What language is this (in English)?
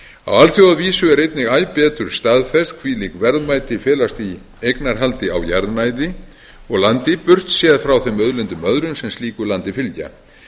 Icelandic